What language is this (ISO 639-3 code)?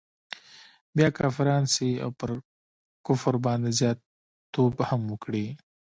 pus